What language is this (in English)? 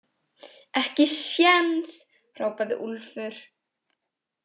Icelandic